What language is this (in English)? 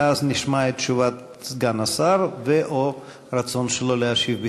Hebrew